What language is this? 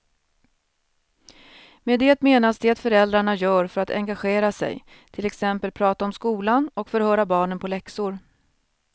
Swedish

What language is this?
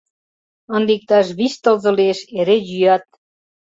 Mari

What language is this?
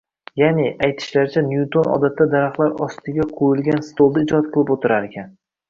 Uzbek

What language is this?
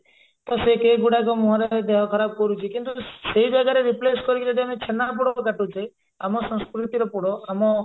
Odia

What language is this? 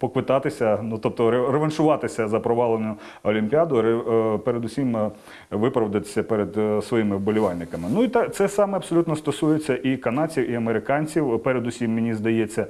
Ukrainian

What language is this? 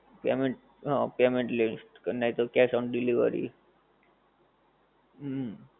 Gujarati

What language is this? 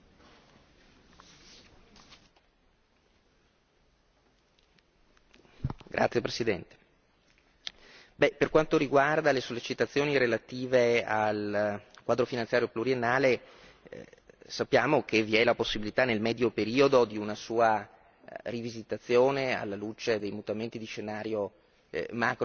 Italian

